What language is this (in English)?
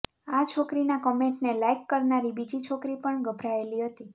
Gujarati